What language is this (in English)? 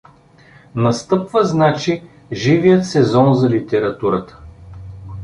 Bulgarian